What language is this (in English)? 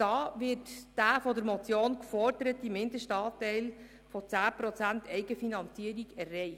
Swiss German